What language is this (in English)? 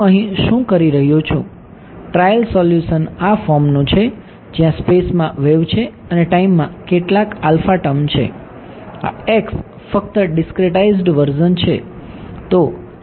Gujarati